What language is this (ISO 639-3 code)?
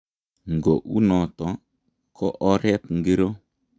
kln